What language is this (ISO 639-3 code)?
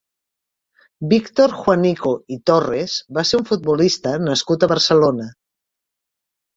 cat